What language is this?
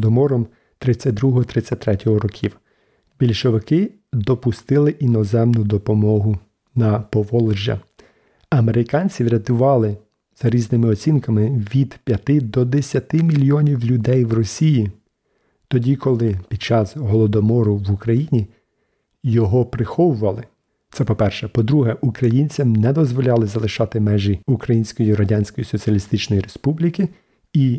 Ukrainian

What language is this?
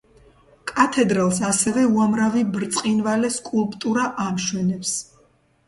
Georgian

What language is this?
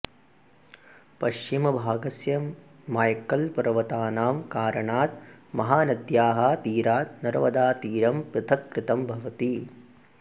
Sanskrit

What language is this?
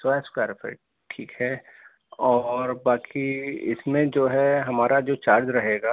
Urdu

